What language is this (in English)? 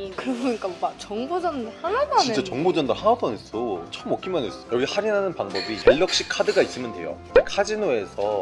Korean